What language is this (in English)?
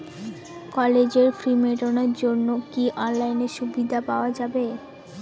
Bangla